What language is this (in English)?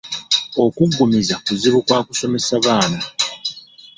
Ganda